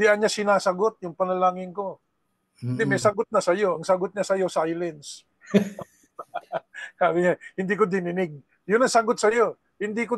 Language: Filipino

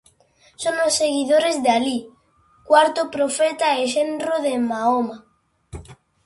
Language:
Galician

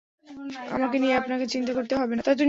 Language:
Bangla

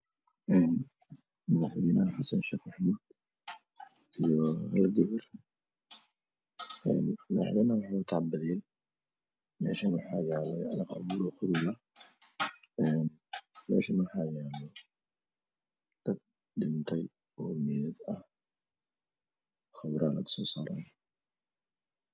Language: Somali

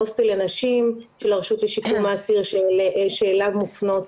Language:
Hebrew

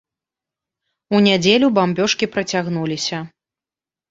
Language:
Belarusian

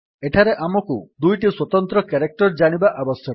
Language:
Odia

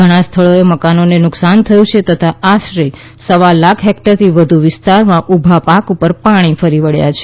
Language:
Gujarati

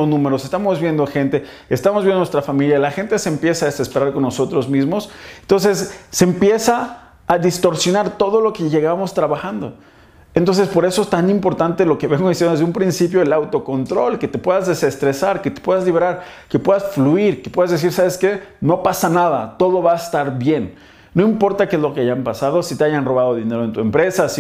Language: Spanish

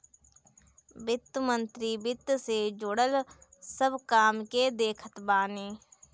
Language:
Bhojpuri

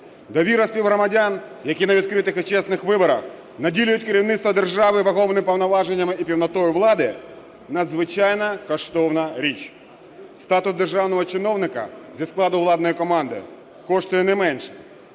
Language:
Ukrainian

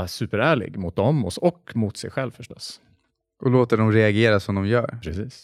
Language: Swedish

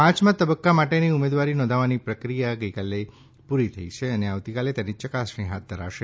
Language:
Gujarati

